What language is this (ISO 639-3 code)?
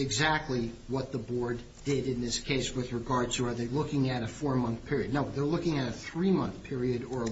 eng